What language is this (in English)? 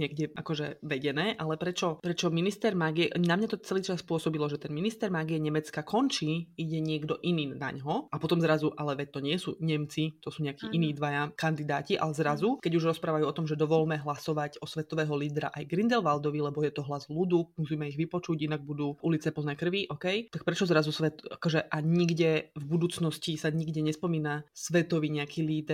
Slovak